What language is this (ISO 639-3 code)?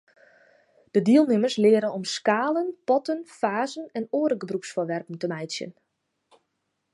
fry